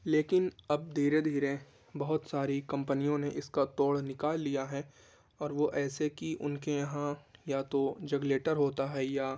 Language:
Urdu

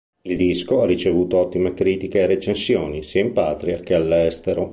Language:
Italian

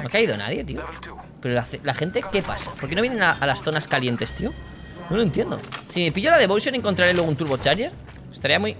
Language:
Spanish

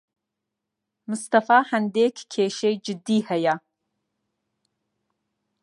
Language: Central Kurdish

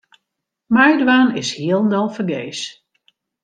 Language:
Western Frisian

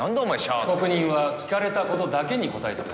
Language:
Japanese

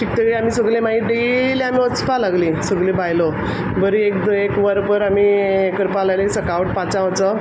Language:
Konkani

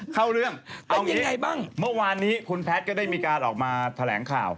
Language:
Thai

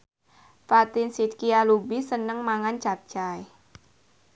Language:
Javanese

